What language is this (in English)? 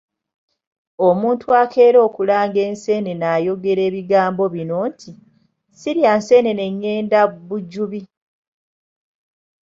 Ganda